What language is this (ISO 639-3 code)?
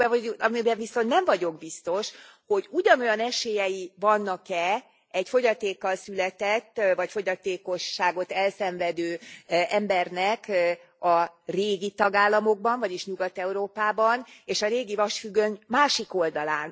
hun